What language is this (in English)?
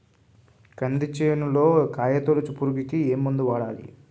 Telugu